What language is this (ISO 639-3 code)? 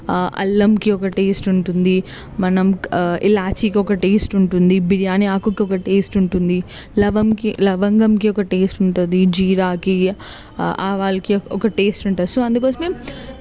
tel